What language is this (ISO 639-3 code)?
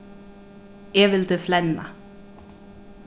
fao